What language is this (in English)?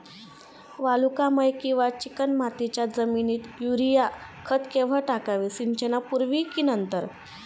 Marathi